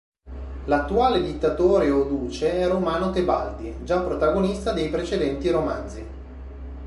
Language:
Italian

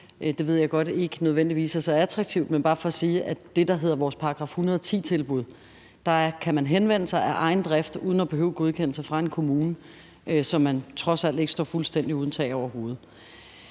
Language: Danish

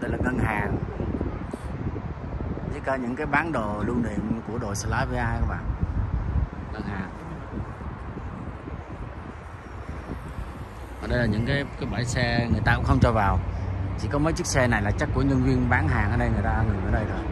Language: Vietnamese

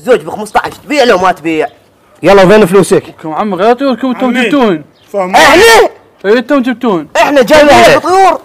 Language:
Arabic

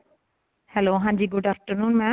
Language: Punjabi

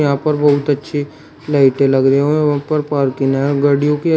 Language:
Hindi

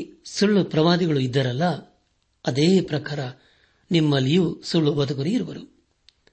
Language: Kannada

